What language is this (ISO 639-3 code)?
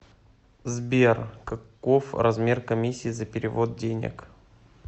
rus